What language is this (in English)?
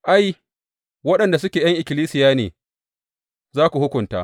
Hausa